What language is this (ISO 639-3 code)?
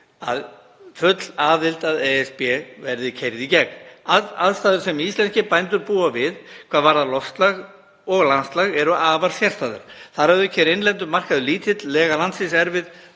isl